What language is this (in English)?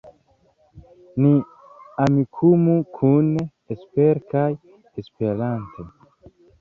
Esperanto